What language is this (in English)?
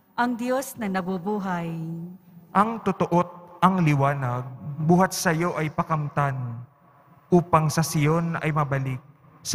Filipino